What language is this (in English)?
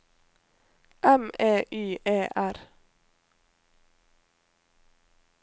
Norwegian